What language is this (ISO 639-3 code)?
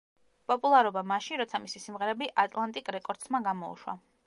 kat